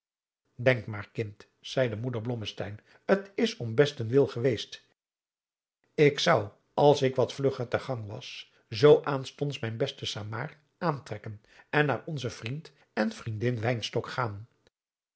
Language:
Dutch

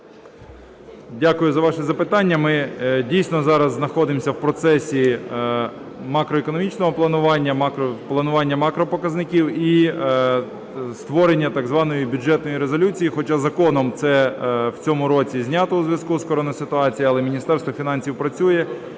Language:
Ukrainian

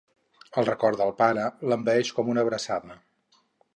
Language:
Catalan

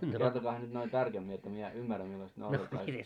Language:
Finnish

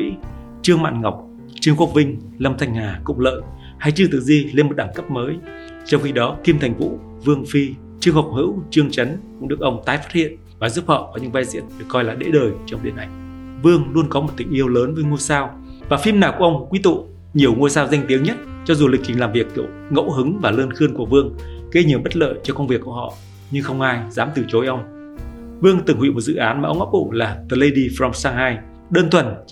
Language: Vietnamese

